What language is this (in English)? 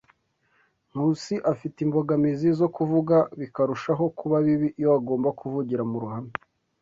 Kinyarwanda